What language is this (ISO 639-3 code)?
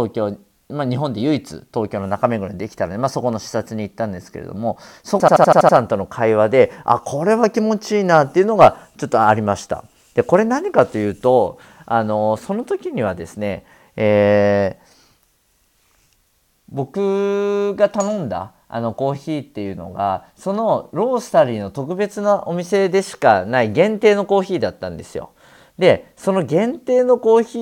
jpn